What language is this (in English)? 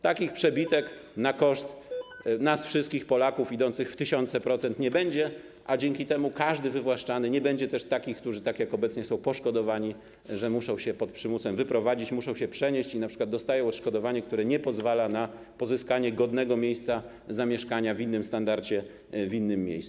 Polish